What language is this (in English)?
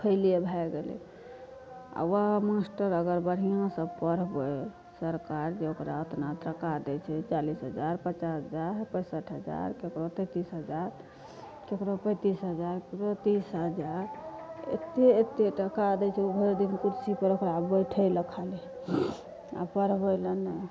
Maithili